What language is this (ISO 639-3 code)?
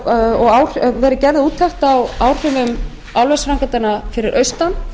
isl